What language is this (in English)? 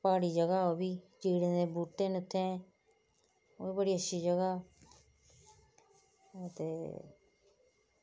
Dogri